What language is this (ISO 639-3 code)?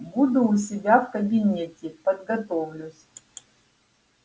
rus